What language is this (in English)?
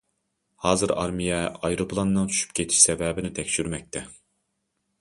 Uyghur